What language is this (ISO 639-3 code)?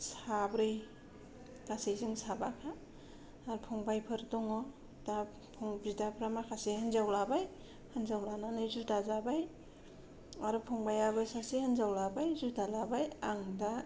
brx